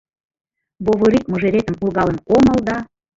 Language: Mari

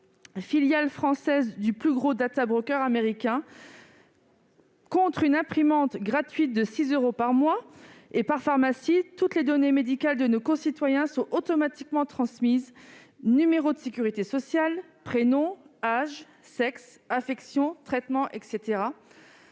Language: French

